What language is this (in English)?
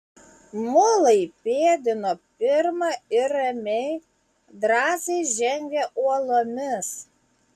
Lithuanian